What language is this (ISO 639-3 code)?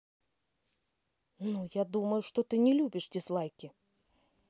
rus